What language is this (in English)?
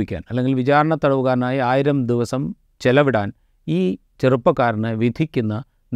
Malayalam